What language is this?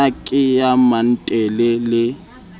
Southern Sotho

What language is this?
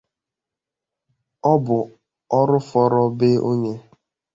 Igbo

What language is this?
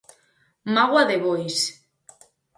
Galician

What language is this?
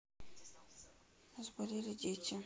Russian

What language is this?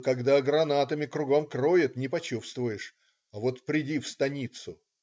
Russian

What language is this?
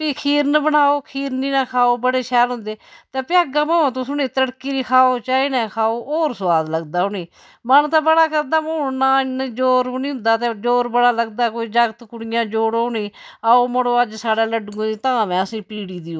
Dogri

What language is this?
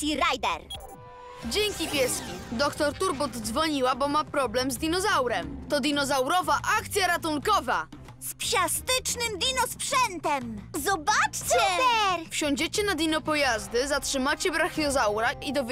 Polish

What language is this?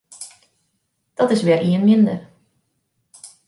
Western Frisian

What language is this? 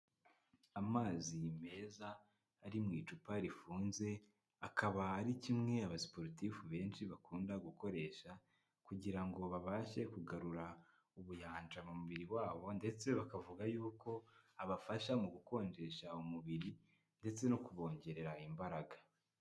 Kinyarwanda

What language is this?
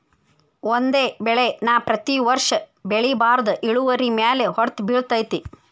Kannada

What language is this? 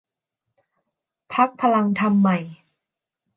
Thai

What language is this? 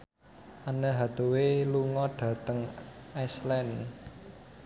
Javanese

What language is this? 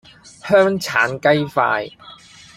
Cantonese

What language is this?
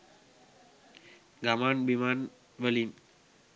Sinhala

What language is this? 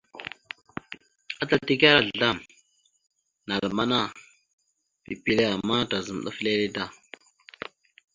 Mada (Cameroon)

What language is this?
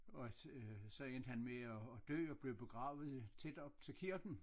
Danish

